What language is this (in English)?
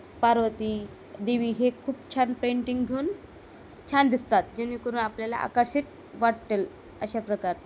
Marathi